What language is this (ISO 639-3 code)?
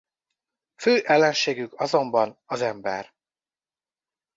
hun